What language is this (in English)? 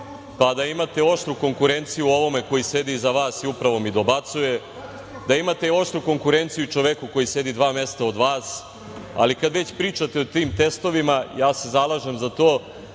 Serbian